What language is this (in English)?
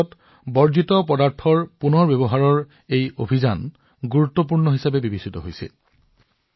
Assamese